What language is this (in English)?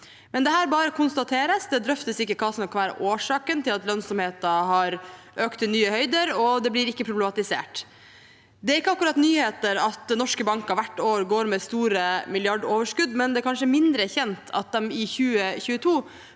Norwegian